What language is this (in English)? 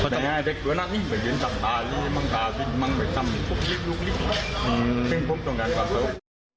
Thai